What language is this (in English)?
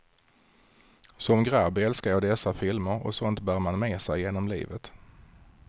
Swedish